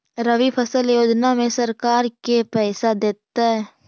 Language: Magahi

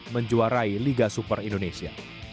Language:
Indonesian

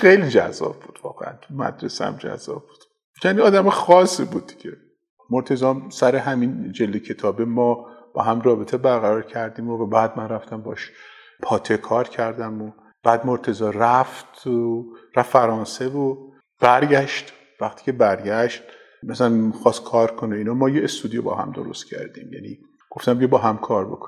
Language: Persian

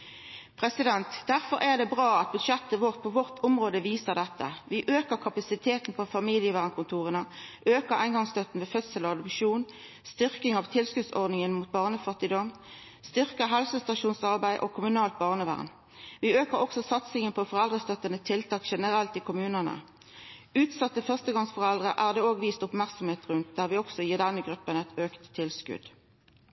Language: Norwegian Nynorsk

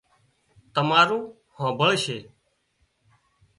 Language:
Wadiyara Koli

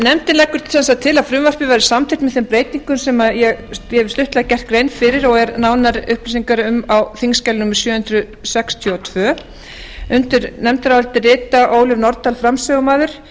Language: Icelandic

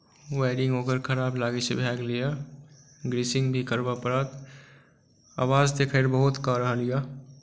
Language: Maithili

